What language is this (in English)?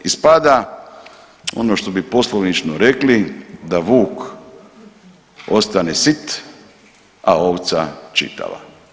Croatian